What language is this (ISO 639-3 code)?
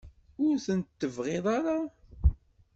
kab